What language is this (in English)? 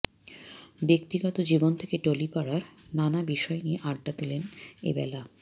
Bangla